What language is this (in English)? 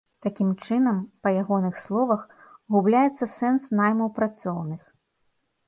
Belarusian